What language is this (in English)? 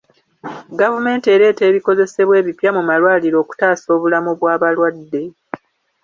Ganda